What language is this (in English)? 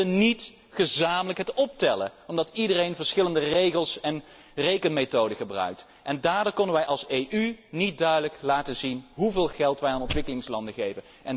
Dutch